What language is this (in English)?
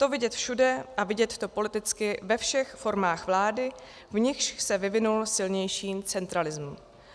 Czech